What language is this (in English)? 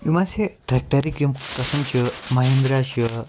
Kashmiri